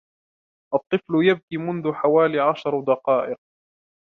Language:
Arabic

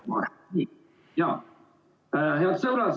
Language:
Estonian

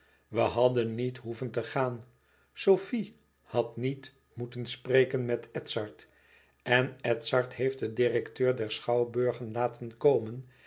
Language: Dutch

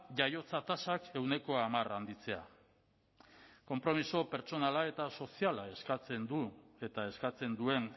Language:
Basque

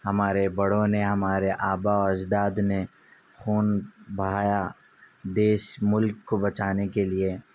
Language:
Urdu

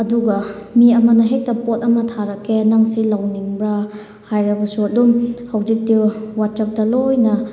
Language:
Manipuri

